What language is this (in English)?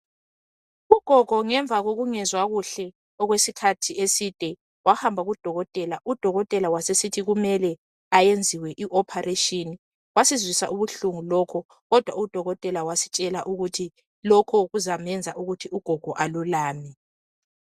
North Ndebele